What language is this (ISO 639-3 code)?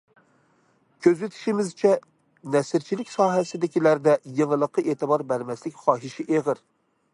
uig